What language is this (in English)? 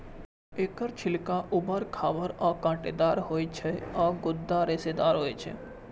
Maithili